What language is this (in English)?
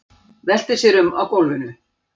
Icelandic